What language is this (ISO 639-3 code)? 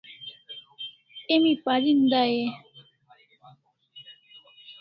kls